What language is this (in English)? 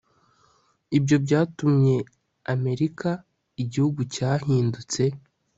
Kinyarwanda